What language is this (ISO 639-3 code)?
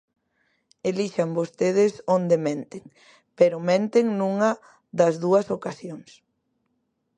glg